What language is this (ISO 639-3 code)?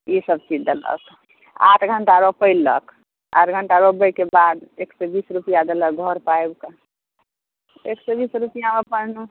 mai